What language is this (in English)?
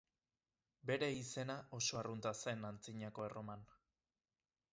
Basque